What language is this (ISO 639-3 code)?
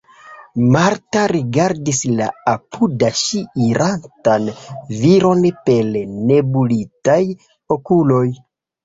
epo